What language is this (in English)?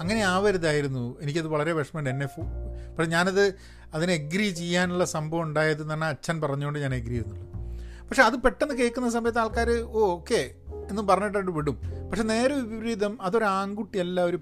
Malayalam